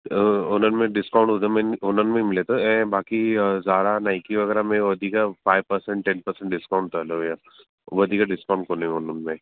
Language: Sindhi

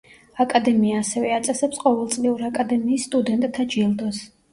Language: Georgian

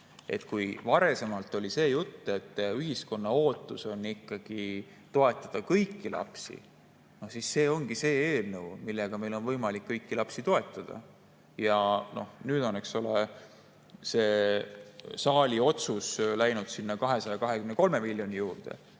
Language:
Estonian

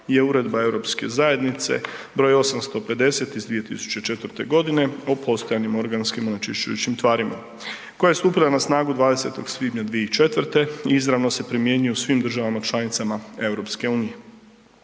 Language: Croatian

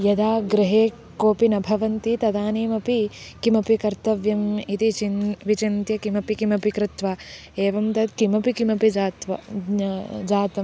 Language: Sanskrit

